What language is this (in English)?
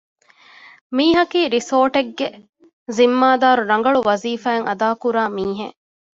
Divehi